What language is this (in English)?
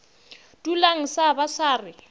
Northern Sotho